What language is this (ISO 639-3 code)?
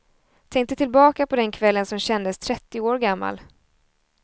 swe